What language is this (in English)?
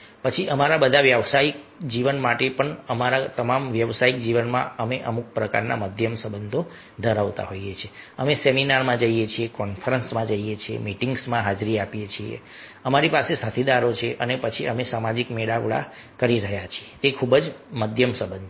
Gujarati